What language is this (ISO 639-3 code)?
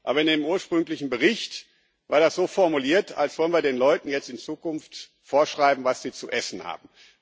deu